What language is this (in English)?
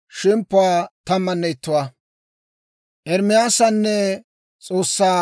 Dawro